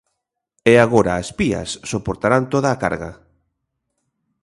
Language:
Galician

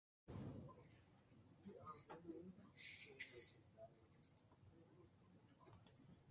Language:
Divehi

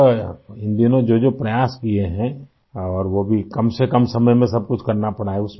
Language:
Urdu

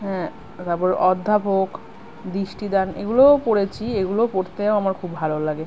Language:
Bangla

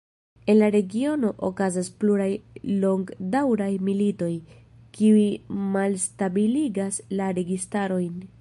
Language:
Esperanto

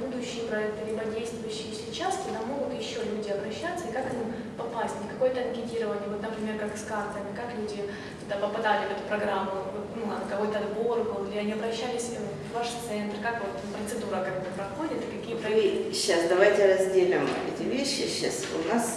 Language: Russian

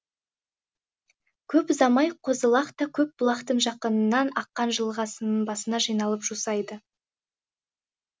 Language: Kazakh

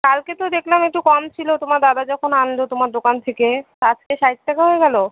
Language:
Bangla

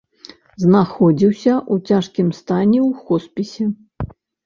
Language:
Belarusian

